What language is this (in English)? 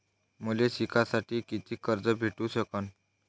Marathi